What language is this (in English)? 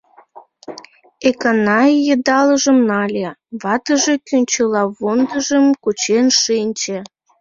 Mari